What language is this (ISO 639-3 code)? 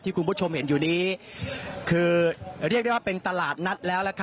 tha